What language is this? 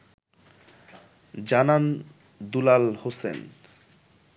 Bangla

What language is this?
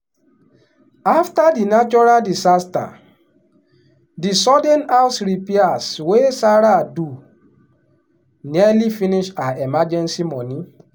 Nigerian Pidgin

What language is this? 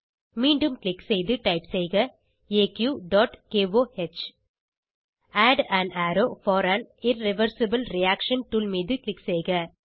Tamil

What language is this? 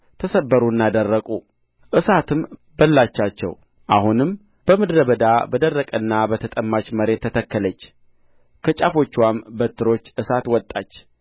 Amharic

